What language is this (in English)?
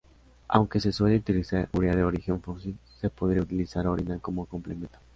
Spanish